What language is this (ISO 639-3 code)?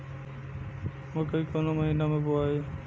bho